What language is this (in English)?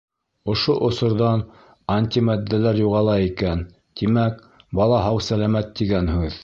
Bashkir